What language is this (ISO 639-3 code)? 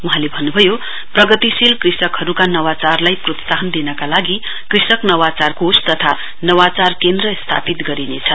nep